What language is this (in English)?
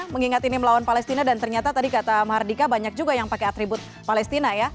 Indonesian